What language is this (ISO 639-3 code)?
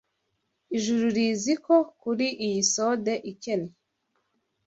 kin